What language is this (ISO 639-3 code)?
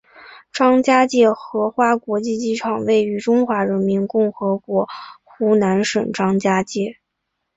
zho